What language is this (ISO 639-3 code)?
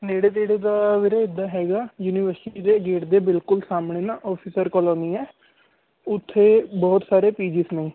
pan